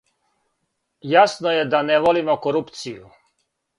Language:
Serbian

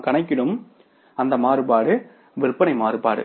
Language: Tamil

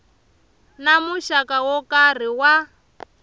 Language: Tsonga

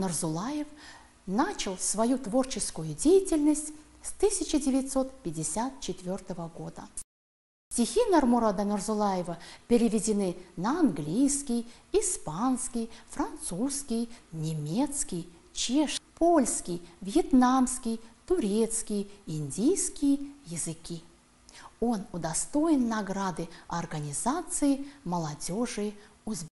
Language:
Russian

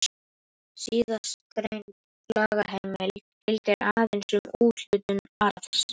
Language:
Icelandic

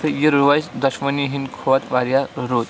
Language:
Kashmiri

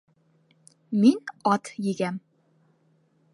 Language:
Bashkir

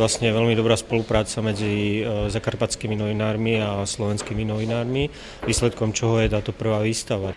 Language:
Slovak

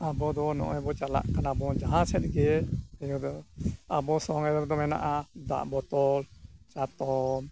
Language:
Santali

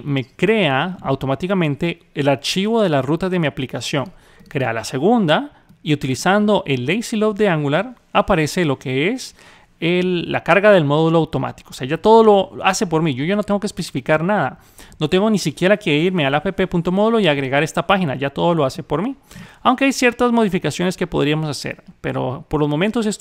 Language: Spanish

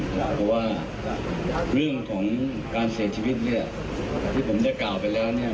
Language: Thai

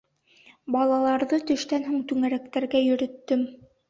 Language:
Bashkir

